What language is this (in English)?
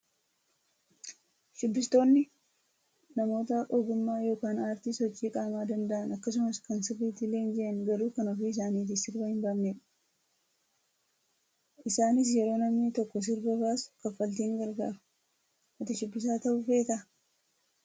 Oromo